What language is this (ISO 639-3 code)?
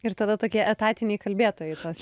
lit